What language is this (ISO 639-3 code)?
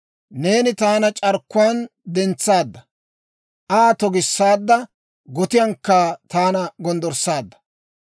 dwr